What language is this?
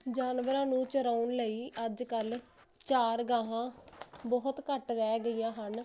Punjabi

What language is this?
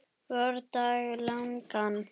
Icelandic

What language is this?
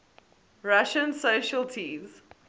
English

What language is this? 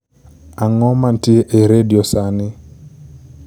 Luo (Kenya and Tanzania)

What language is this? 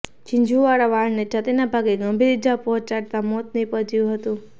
Gujarati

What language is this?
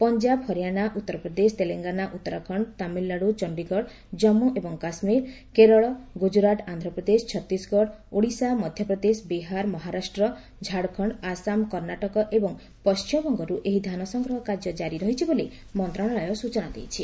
Odia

